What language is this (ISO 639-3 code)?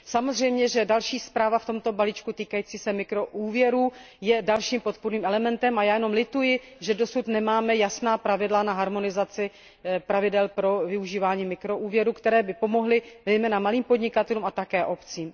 ces